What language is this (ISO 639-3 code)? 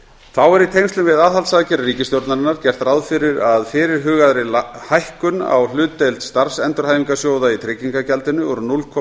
isl